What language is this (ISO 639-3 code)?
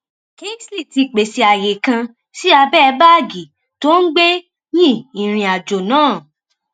yor